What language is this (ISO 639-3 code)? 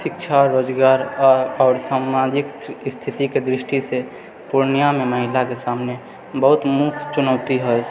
mai